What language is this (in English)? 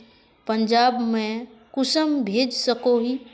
Magahi